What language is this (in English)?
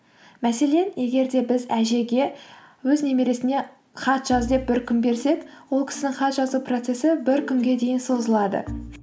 Kazakh